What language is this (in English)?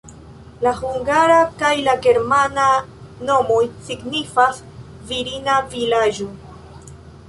Esperanto